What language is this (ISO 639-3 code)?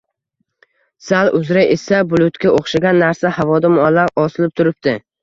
uzb